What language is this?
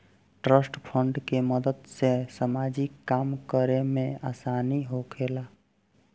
Bhojpuri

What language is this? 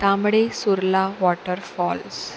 Konkani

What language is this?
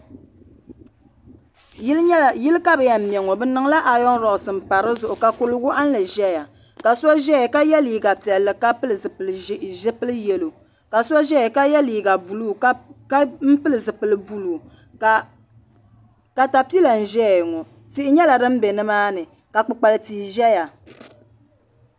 Dagbani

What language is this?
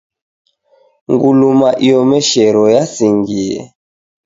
Taita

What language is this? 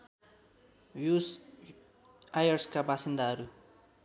Nepali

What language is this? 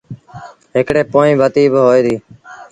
Sindhi Bhil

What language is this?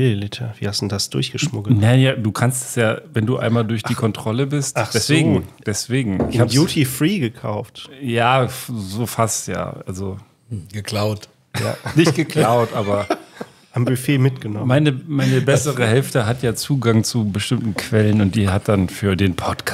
German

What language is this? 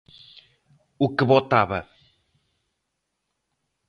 Galician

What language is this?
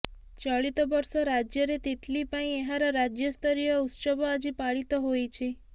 Odia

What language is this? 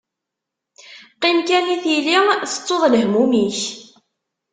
Kabyle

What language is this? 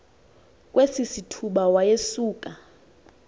Xhosa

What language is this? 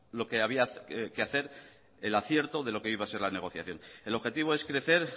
Spanish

